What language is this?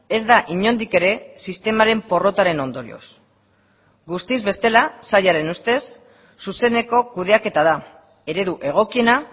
Basque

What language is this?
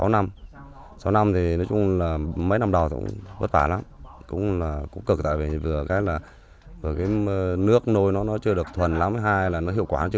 Vietnamese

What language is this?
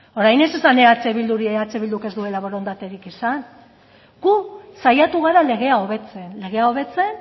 Basque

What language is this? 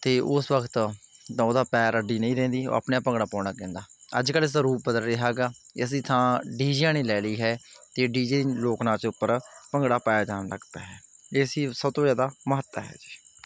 Punjabi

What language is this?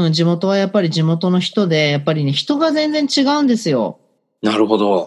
Japanese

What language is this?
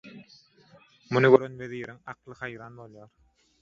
Turkmen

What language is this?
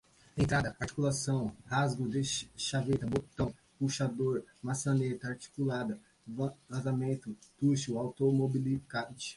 Portuguese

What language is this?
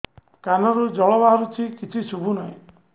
Odia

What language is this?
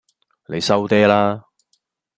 Cantonese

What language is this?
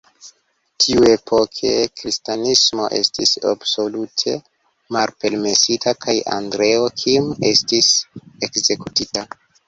Esperanto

